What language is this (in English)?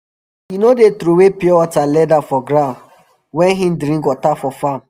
Nigerian Pidgin